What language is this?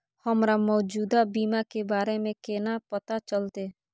Maithili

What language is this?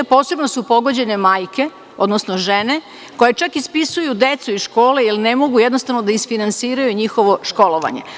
Serbian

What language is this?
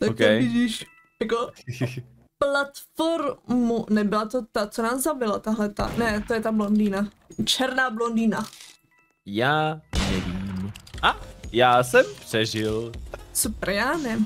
Czech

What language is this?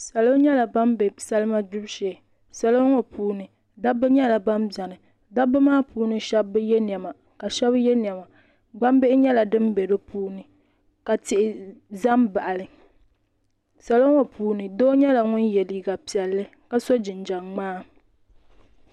Dagbani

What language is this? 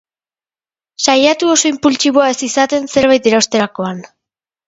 Basque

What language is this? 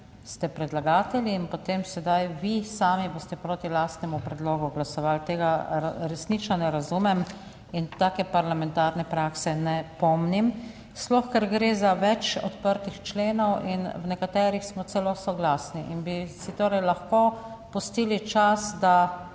Slovenian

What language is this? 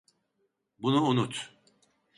Turkish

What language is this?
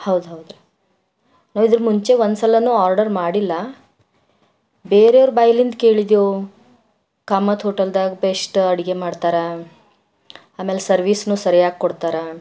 Kannada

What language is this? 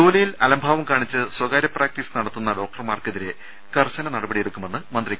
Malayalam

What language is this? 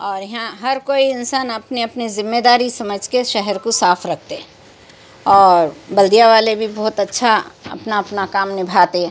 Urdu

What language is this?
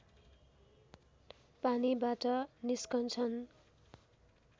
Nepali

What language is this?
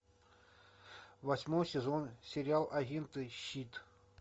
Russian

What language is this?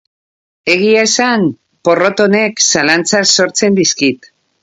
Basque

